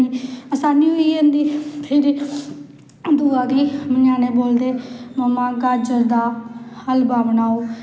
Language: Dogri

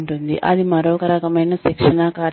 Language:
Telugu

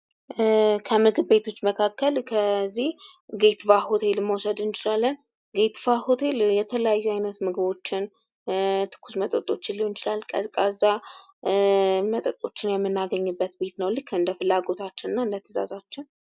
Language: Amharic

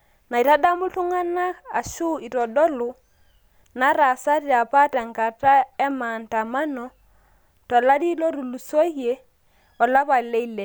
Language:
Masai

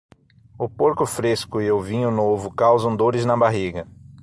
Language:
Portuguese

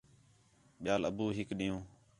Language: Khetrani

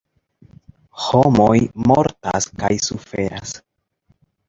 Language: Esperanto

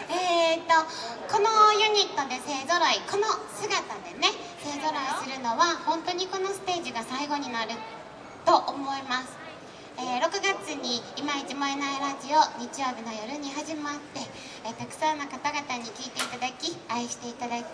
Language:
Japanese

